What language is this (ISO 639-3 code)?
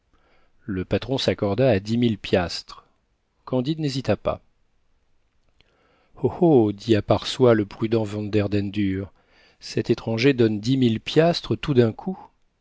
fra